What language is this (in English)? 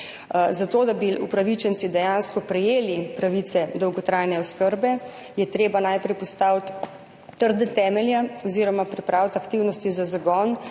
Slovenian